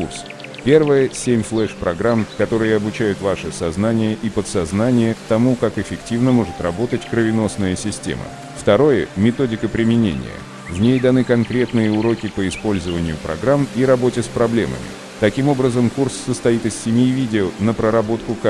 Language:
Russian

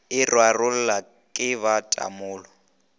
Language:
Northern Sotho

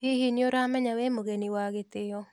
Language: Kikuyu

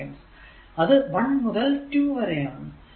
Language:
Malayalam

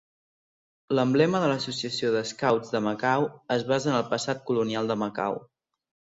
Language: Catalan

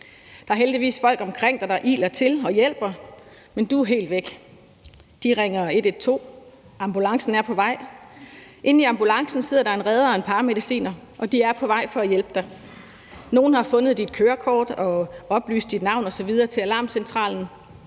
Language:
Danish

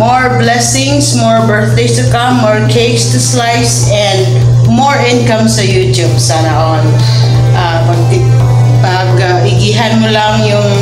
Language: Filipino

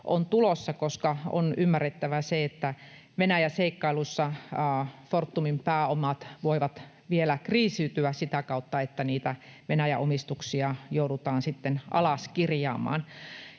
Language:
Finnish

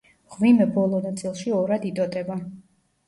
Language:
Georgian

